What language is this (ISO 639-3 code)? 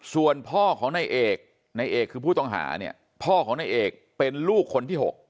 tha